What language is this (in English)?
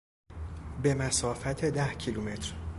Persian